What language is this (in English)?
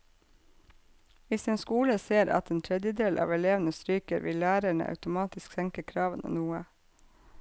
Norwegian